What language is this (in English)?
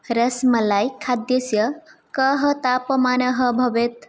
Sanskrit